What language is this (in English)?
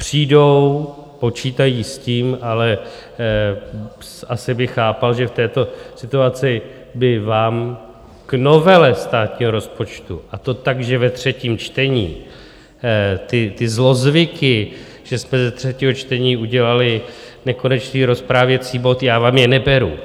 Czech